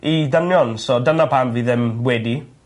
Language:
Welsh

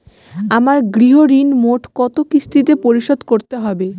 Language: Bangla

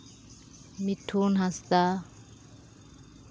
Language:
Santali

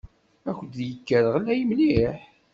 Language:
Kabyle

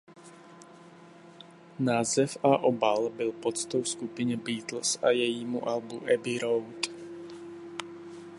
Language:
Czech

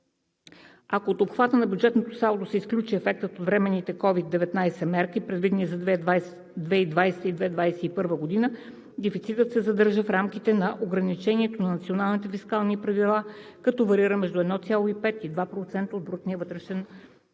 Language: Bulgarian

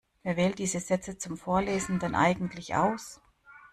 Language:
German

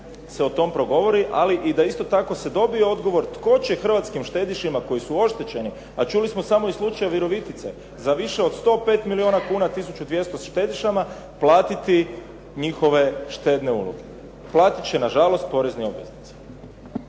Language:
Croatian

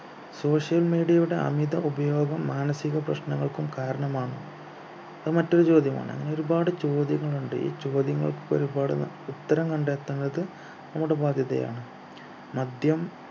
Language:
Malayalam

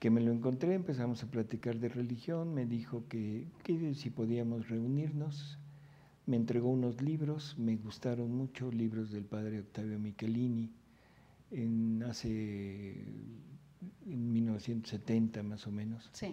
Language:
Spanish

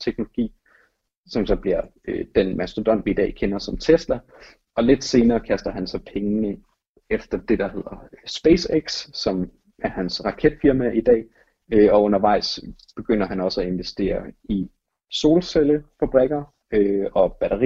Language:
Danish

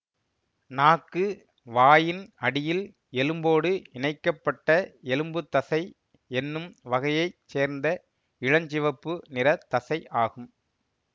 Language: Tamil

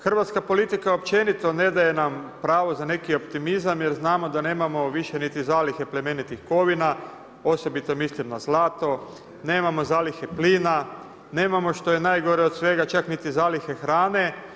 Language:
Croatian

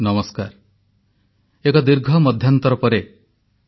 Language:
Odia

